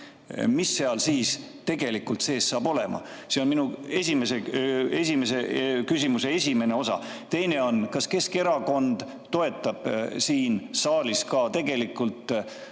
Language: Estonian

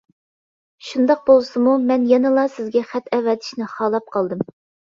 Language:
Uyghur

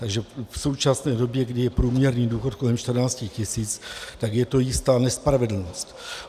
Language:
Czech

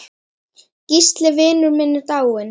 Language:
Icelandic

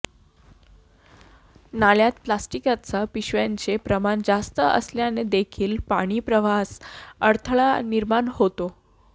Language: Marathi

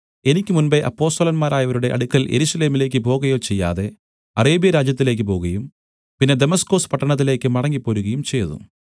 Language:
Malayalam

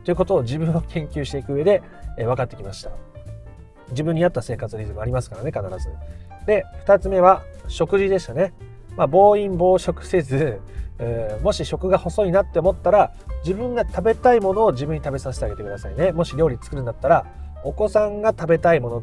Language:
Japanese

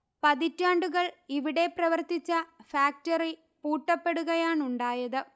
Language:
Malayalam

